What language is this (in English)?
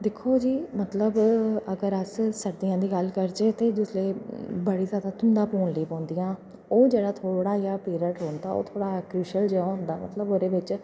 Dogri